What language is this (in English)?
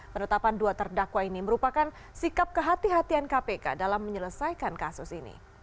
Indonesian